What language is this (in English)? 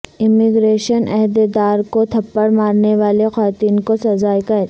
Urdu